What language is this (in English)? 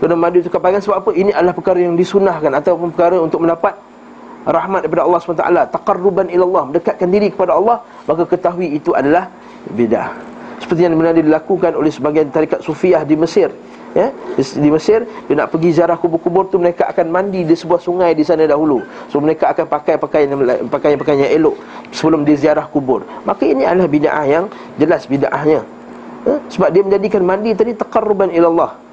Malay